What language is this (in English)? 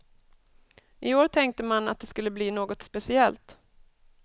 Swedish